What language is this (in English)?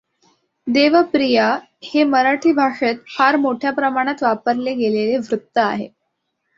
Marathi